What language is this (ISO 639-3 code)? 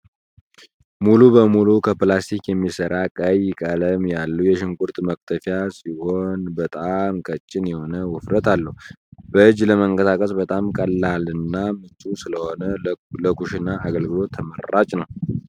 amh